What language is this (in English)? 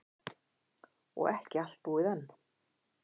Icelandic